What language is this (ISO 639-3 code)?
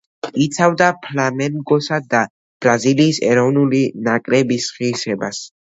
kat